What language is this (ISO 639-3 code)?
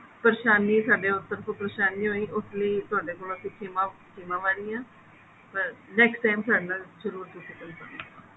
pan